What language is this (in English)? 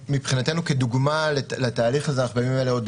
Hebrew